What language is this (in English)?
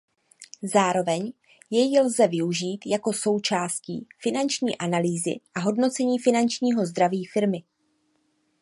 Czech